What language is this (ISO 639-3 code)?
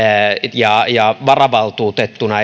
fin